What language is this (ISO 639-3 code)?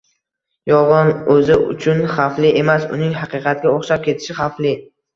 uzb